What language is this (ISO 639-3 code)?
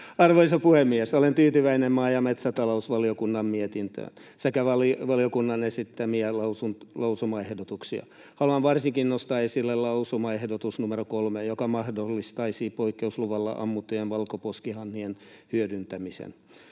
fin